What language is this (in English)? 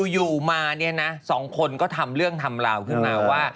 Thai